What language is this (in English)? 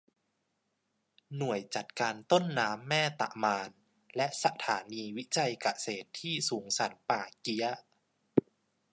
Thai